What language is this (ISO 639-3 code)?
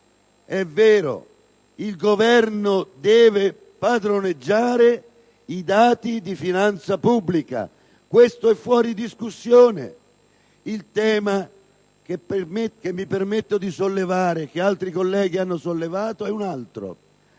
ita